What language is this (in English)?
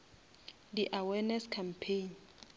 Northern Sotho